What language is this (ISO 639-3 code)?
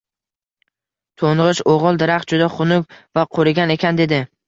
uzb